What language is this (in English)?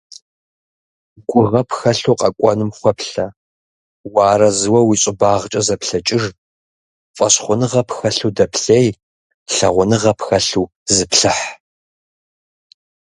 Kabardian